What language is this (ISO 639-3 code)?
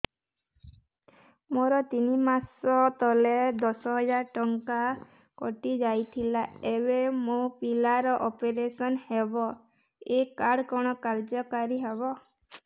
ori